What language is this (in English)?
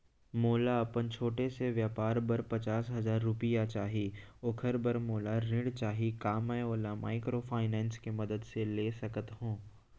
Chhattisgarhi